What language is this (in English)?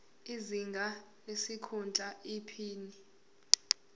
Zulu